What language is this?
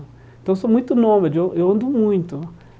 Portuguese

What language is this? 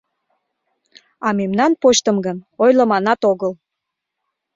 Mari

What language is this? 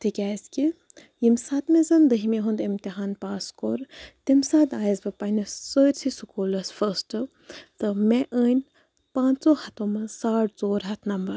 Kashmiri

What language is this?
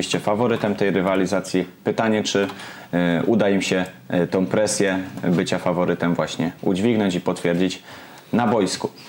Polish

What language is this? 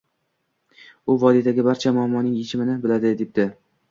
Uzbek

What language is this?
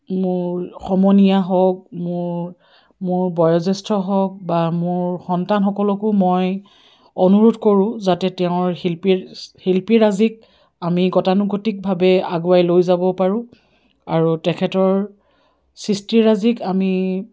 Assamese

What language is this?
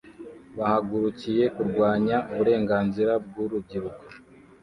Kinyarwanda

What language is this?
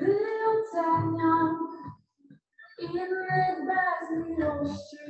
Polish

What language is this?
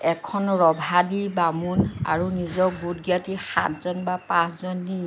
Assamese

